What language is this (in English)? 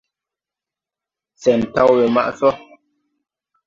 Tupuri